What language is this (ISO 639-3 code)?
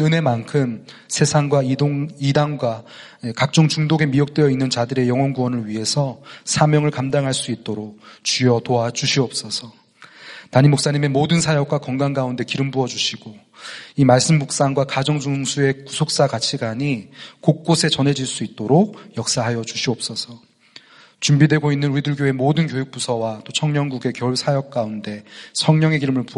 kor